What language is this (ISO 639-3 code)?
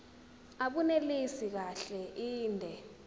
zul